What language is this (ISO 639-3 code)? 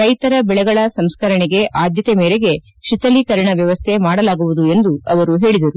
kan